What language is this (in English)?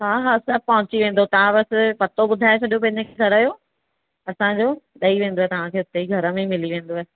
Sindhi